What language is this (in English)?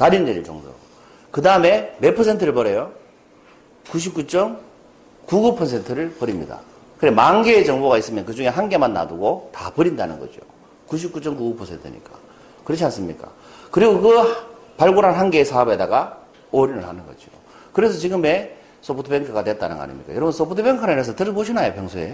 Korean